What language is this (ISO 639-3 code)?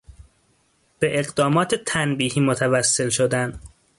fas